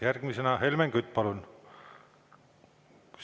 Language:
Estonian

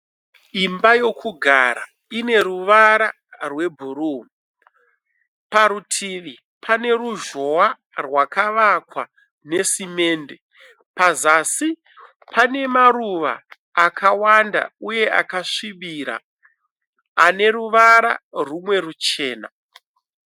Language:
Shona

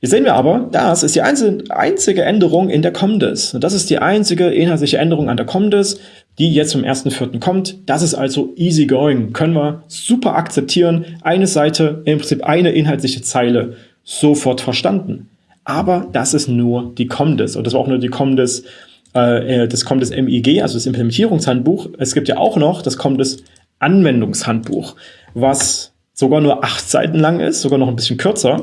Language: German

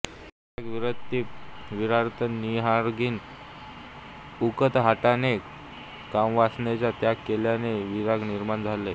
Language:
Marathi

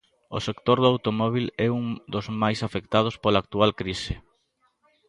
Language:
Galician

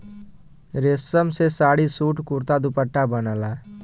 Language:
Bhojpuri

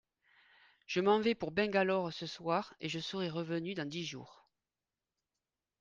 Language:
French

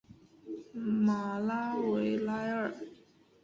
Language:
Chinese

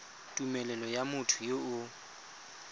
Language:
Tswana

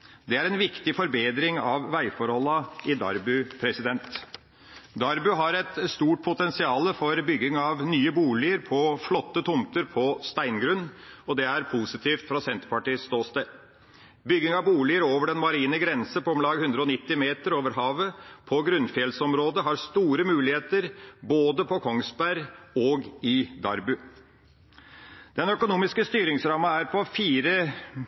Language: Norwegian Bokmål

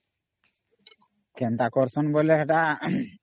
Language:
Odia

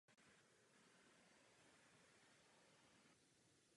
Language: Czech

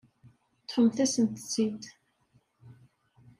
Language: Kabyle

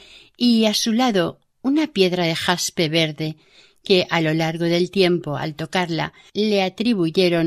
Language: Spanish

